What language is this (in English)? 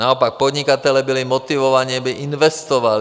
Czech